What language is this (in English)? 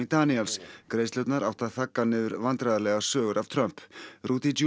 Icelandic